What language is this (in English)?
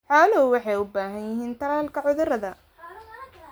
Somali